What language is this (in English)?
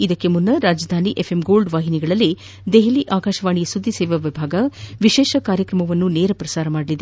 Kannada